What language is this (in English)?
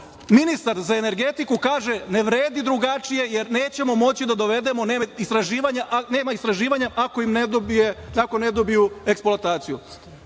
Serbian